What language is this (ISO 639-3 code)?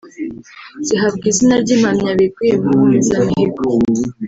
kin